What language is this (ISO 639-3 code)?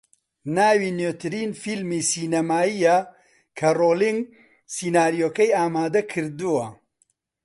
ckb